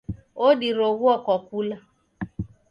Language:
Taita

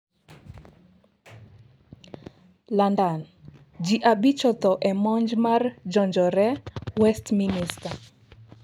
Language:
Luo (Kenya and Tanzania)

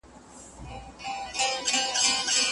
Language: Pashto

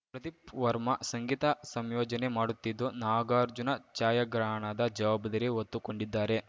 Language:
Kannada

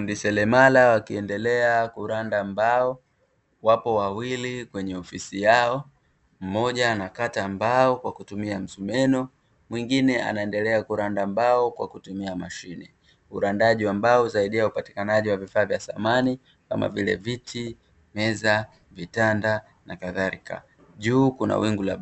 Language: Swahili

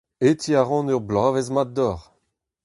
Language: Breton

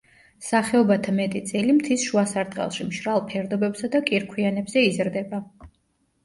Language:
Georgian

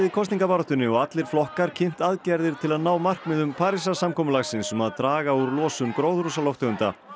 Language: Icelandic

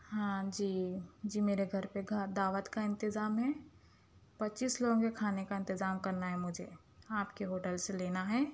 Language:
Urdu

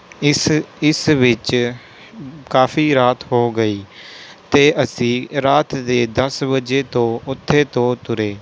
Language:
Punjabi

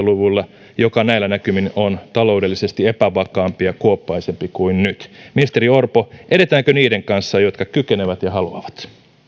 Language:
Finnish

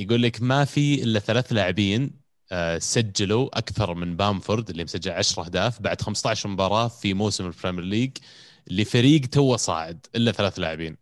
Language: Arabic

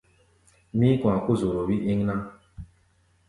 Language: Gbaya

